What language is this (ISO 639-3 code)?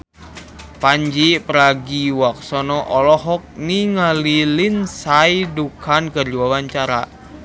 sun